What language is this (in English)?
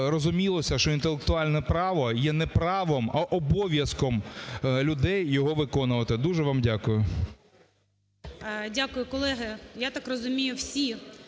Ukrainian